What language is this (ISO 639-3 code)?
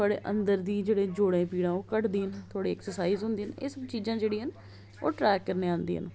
doi